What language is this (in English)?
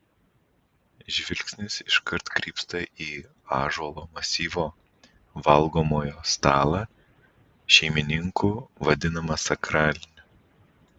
Lithuanian